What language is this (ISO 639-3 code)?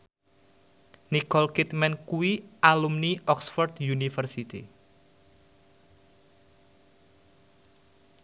jav